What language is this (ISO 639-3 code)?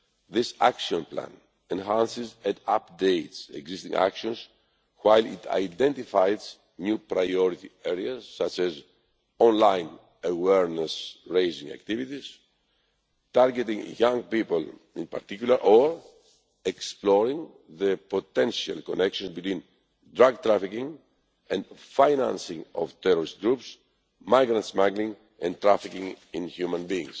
eng